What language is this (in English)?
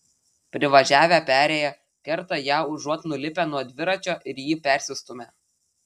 Lithuanian